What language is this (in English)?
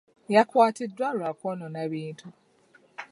Ganda